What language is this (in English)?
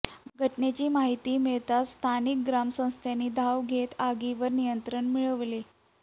Marathi